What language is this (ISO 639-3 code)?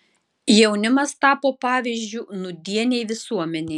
lit